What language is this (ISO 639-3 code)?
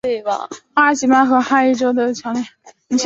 zho